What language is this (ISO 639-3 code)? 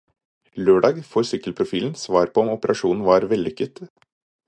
nob